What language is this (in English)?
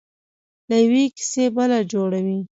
Pashto